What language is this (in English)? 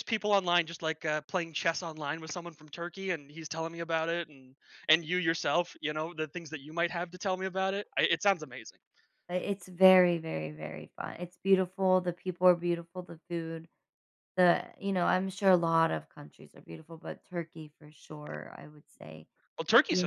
English